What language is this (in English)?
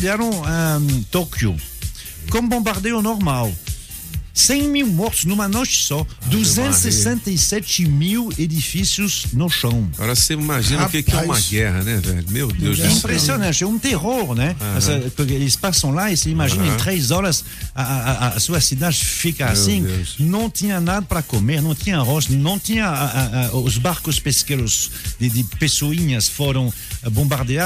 Portuguese